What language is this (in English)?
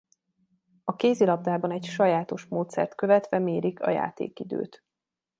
Hungarian